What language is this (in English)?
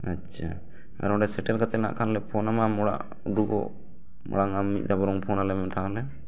Santali